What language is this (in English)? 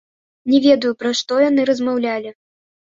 Belarusian